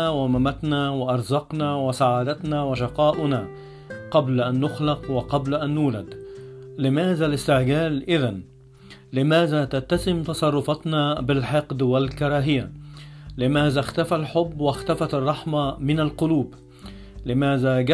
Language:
Arabic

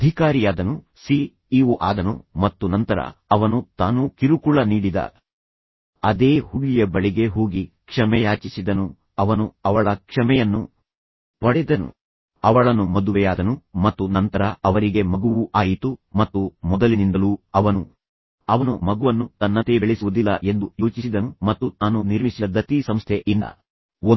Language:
Kannada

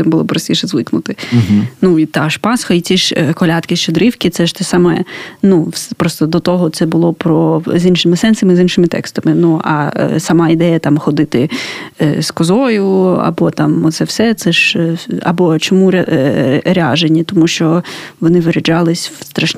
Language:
Ukrainian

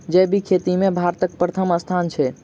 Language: Maithili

